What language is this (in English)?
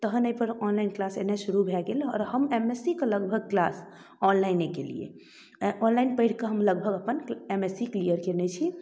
Maithili